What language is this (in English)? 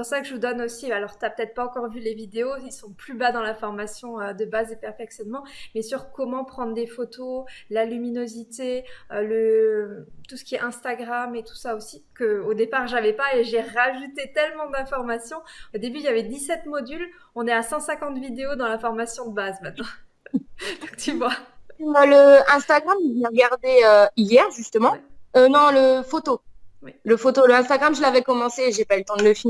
French